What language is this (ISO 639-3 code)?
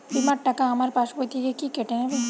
ben